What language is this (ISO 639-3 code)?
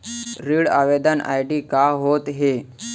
hne